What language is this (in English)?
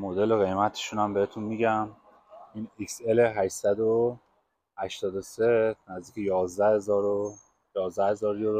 Persian